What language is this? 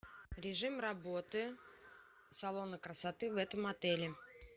Russian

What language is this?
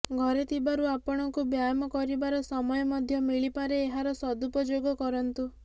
Odia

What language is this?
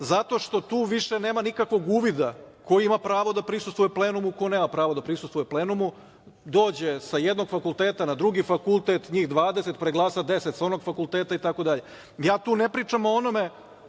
Serbian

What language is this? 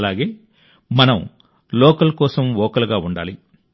Telugu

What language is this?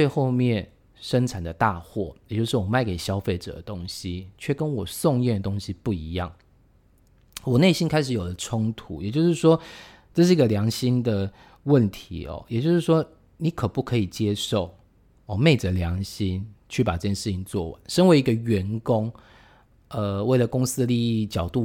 Chinese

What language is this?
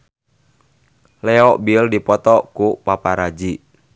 Sundanese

